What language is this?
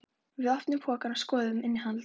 Icelandic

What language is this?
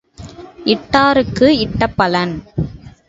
Tamil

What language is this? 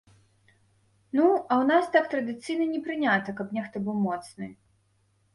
Belarusian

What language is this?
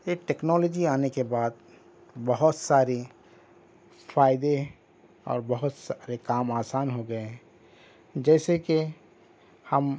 Urdu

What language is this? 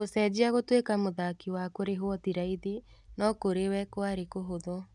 Kikuyu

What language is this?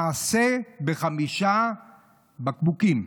Hebrew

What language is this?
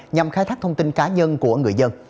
Vietnamese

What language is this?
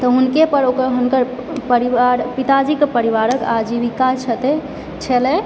Maithili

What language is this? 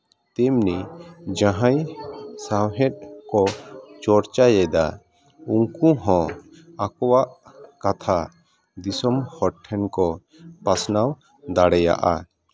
Santali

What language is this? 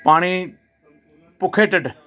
Punjabi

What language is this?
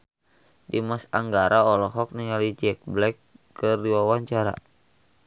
Sundanese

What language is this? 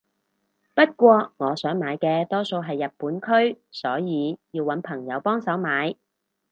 Cantonese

